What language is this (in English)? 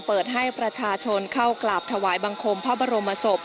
Thai